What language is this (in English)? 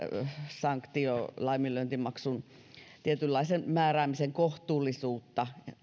Finnish